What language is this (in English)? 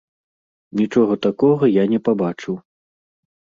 Belarusian